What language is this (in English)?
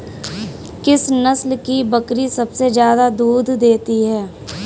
Hindi